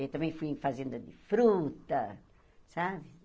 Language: Portuguese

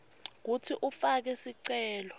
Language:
Swati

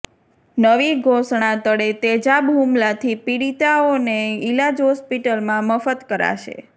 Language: Gujarati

